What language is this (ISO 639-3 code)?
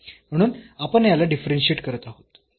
mar